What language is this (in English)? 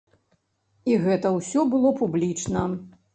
Belarusian